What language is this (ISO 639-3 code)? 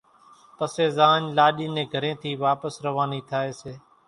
gjk